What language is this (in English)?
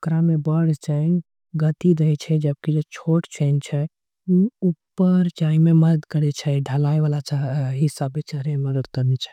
Angika